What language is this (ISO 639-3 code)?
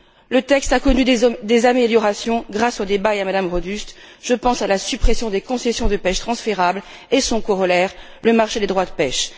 fra